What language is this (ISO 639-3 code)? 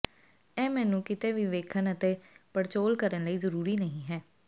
pan